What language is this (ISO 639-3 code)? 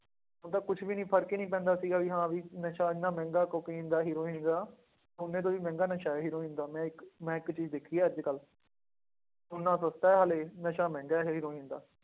pan